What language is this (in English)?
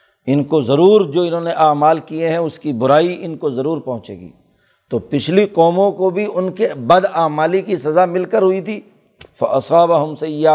Urdu